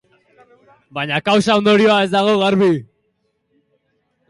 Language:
Basque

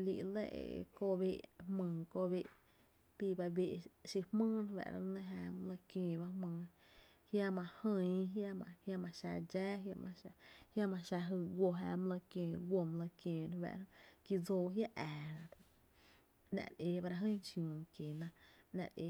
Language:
Tepinapa Chinantec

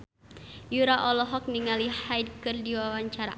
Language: Sundanese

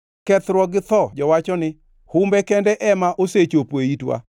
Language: Luo (Kenya and Tanzania)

